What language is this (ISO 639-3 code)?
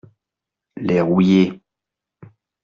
fra